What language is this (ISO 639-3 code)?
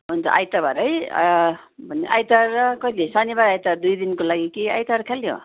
nep